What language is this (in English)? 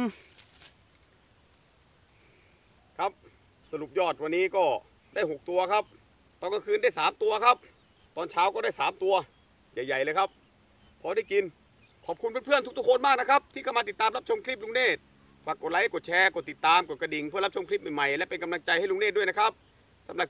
Thai